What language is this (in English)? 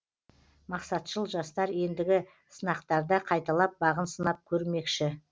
Kazakh